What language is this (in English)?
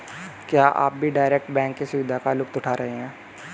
Hindi